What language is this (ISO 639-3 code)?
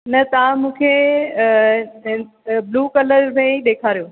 snd